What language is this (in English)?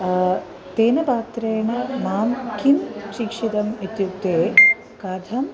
Sanskrit